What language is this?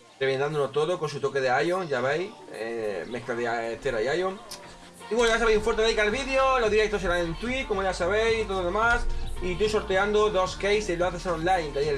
Spanish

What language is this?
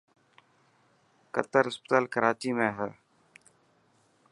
Dhatki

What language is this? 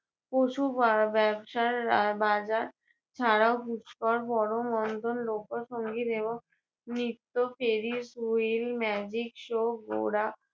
Bangla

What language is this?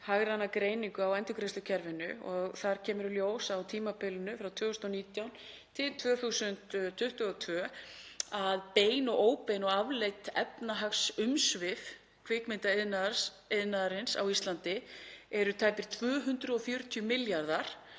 Icelandic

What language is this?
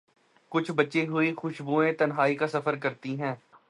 Urdu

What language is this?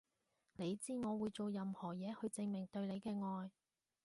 Cantonese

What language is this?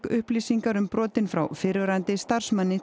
Icelandic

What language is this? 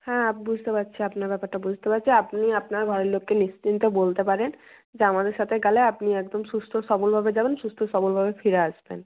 Bangla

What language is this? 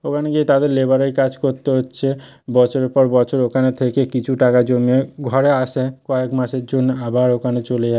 Bangla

